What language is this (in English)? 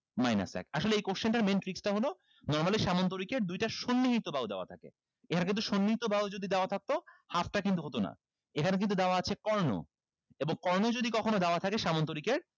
Bangla